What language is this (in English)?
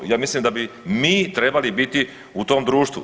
Croatian